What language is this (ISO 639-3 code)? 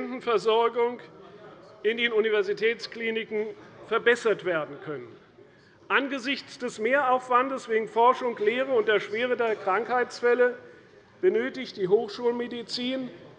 deu